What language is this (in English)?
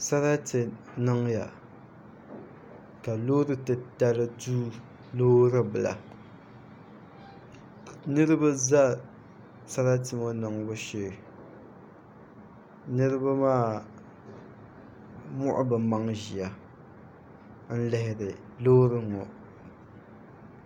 Dagbani